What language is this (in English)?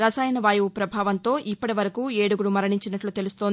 Telugu